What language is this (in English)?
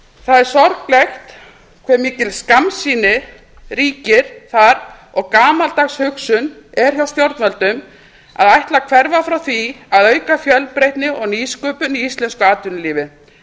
Icelandic